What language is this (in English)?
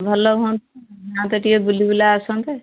Odia